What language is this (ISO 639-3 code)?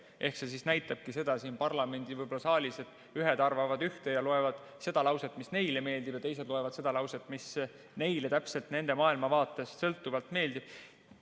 est